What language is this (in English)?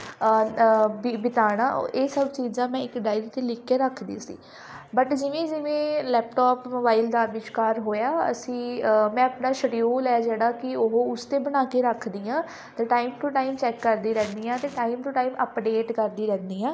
Punjabi